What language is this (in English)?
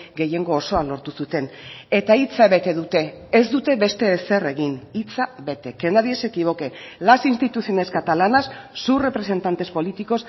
Basque